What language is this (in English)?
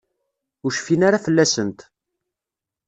Kabyle